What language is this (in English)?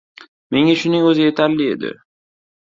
Uzbek